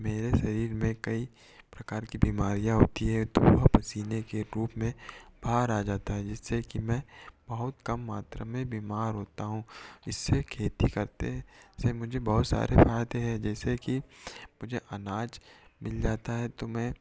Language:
Hindi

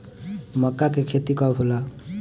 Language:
Bhojpuri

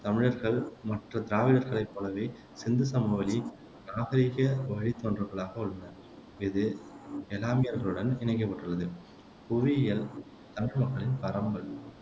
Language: Tamil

